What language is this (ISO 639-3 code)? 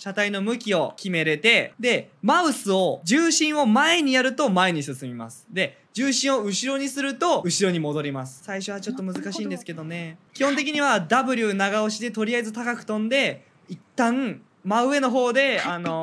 jpn